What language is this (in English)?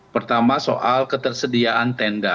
Indonesian